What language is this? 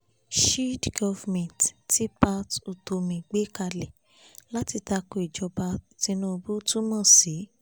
Yoruba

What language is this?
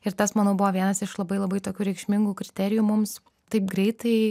Lithuanian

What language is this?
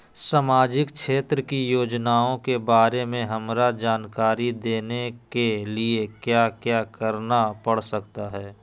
Magahi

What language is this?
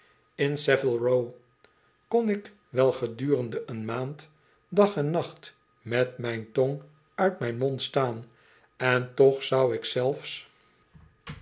Dutch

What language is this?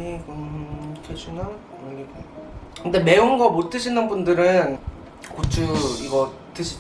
Korean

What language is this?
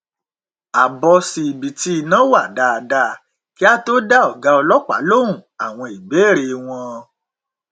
Yoruba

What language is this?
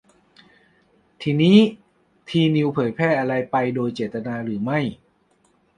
Thai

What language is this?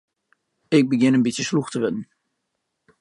Western Frisian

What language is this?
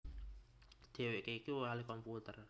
Javanese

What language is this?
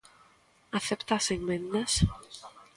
Galician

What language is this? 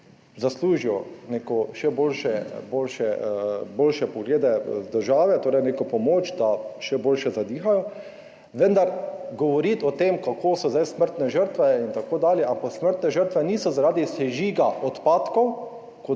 Slovenian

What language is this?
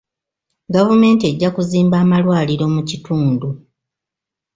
Ganda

